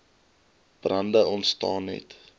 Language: Afrikaans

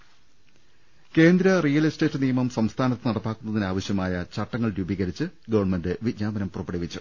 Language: Malayalam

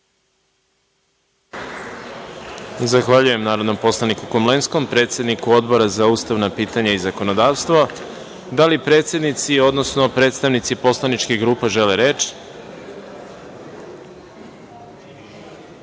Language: Serbian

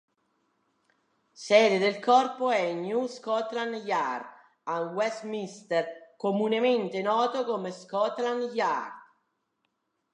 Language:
Italian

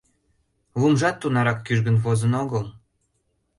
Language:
Mari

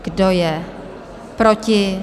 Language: Czech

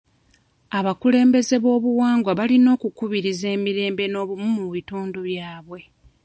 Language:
Ganda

